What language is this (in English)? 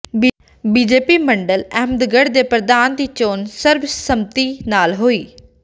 Punjabi